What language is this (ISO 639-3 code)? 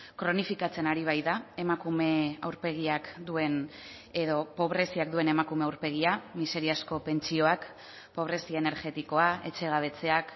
eus